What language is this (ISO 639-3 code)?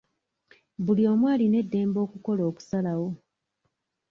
lug